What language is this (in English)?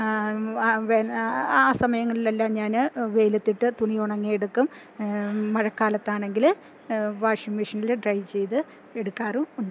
Malayalam